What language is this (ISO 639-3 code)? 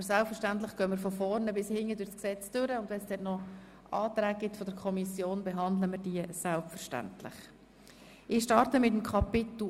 gsw